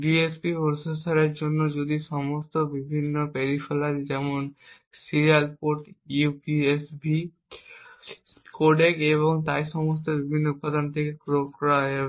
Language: Bangla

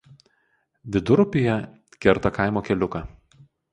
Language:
Lithuanian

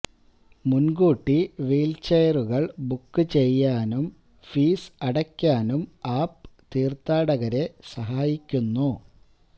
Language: Malayalam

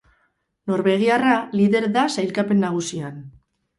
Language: Basque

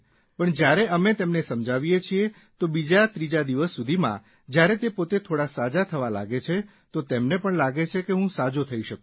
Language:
Gujarati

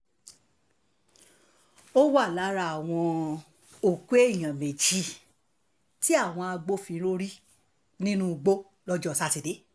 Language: Yoruba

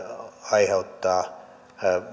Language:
Finnish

